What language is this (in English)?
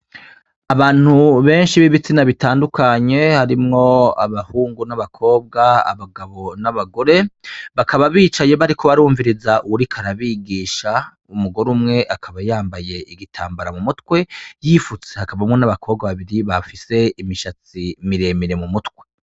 Rundi